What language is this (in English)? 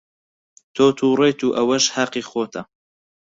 Central Kurdish